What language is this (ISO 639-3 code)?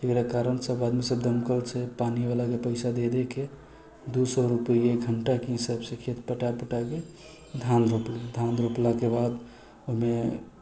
mai